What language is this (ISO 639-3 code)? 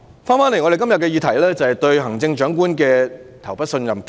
yue